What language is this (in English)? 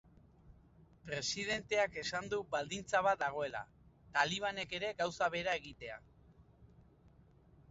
Basque